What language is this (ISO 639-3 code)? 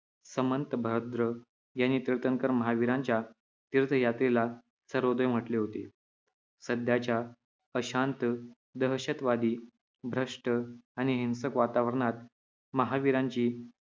mar